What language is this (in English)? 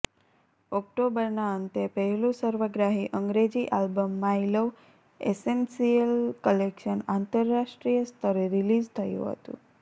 Gujarati